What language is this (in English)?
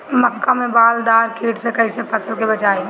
Bhojpuri